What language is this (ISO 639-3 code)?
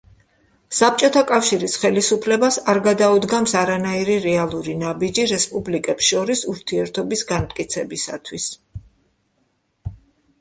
kat